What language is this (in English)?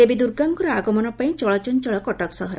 Odia